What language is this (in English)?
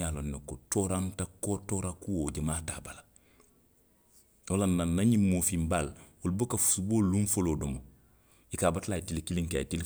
Western Maninkakan